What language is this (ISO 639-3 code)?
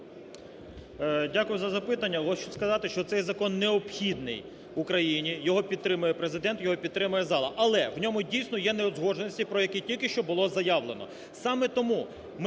ukr